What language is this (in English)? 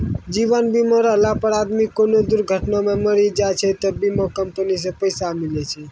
Maithili